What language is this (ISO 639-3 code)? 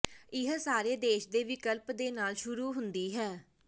pan